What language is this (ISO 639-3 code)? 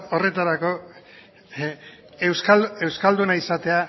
eus